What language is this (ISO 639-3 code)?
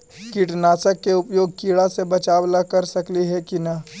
mag